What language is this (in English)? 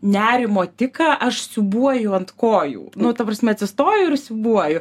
Lithuanian